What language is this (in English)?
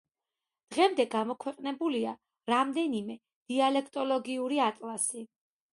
Georgian